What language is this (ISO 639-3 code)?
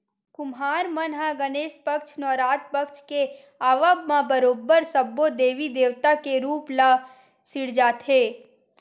hne